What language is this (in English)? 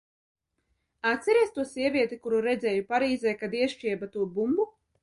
Latvian